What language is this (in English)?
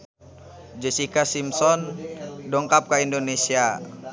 Sundanese